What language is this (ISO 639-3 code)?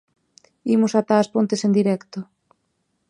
glg